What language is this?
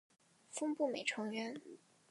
Chinese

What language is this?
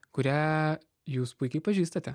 Lithuanian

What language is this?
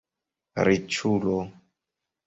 Esperanto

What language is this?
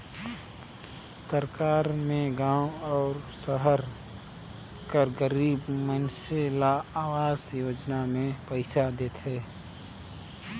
Chhattisgarhi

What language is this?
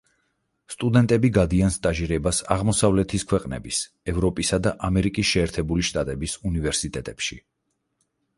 Georgian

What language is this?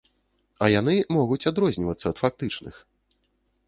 Belarusian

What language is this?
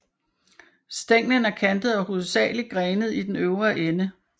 Danish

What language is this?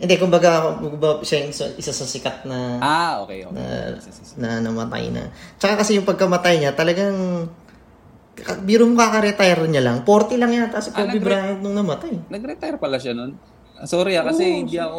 Filipino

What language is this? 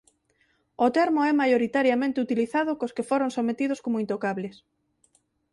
Galician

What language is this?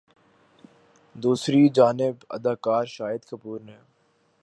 Urdu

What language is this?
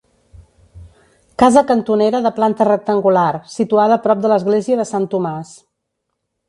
Catalan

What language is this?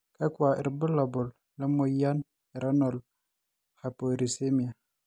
Masai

